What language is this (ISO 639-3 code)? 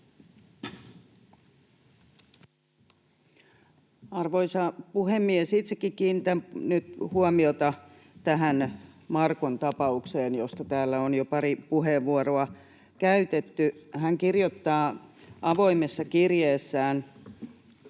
fin